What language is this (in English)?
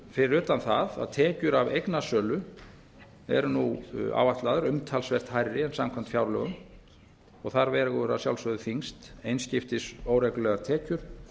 Icelandic